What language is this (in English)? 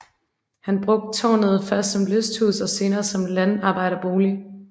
Danish